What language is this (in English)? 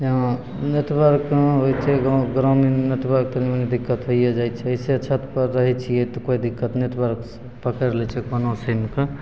Maithili